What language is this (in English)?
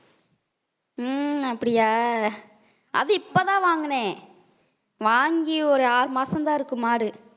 Tamil